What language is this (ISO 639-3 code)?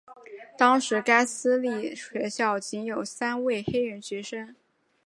zho